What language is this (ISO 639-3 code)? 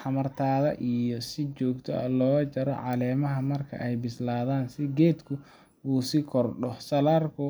som